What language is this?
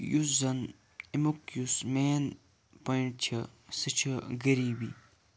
Kashmiri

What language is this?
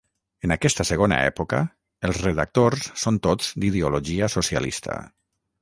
Catalan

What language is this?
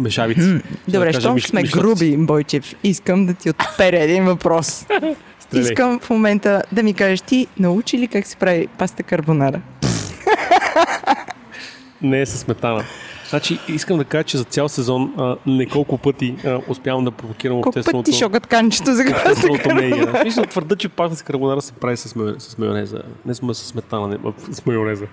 Bulgarian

